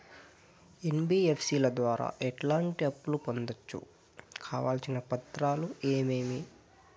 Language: Telugu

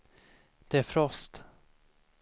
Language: Swedish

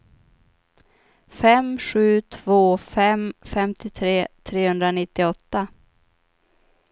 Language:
Swedish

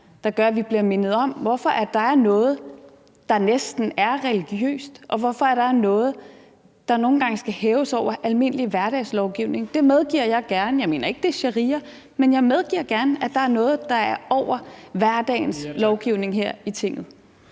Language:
Danish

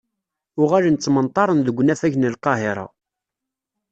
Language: Kabyle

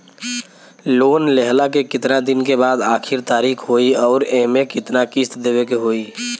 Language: Bhojpuri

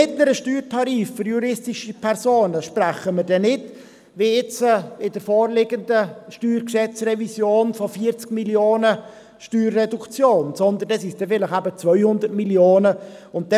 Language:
Swiss German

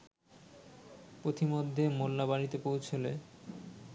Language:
Bangla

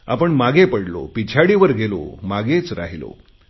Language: Marathi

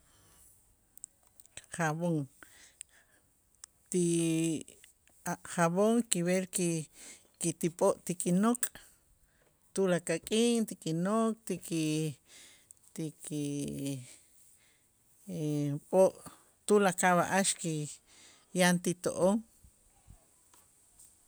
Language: Itzá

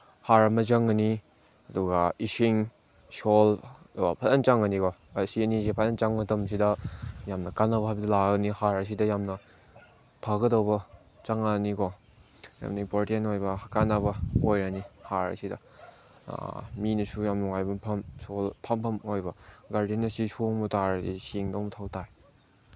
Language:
Manipuri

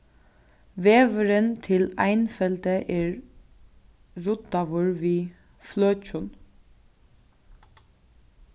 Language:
Faroese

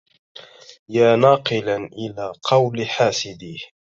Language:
Arabic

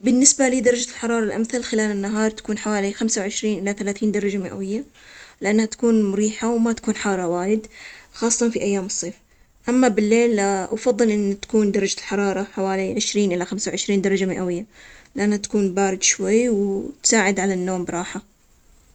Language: Omani Arabic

